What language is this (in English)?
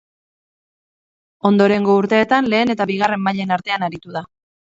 Basque